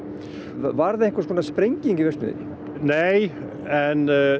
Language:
Icelandic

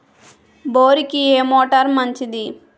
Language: Telugu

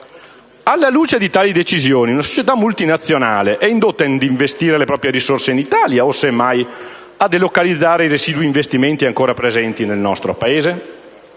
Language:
Italian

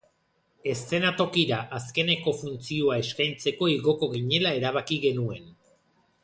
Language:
Basque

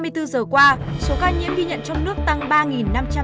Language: Vietnamese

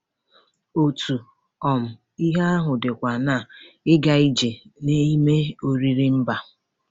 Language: Igbo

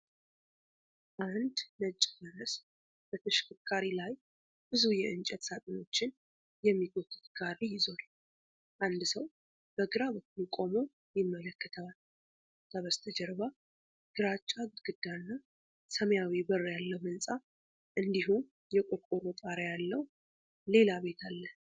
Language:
Amharic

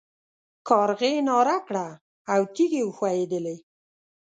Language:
Pashto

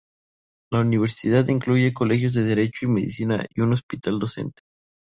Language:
Spanish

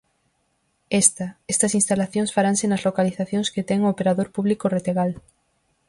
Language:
Galician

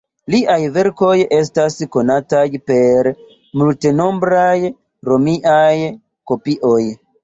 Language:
Esperanto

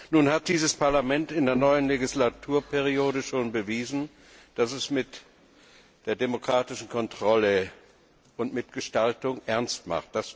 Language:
German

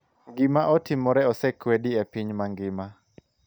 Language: Luo (Kenya and Tanzania)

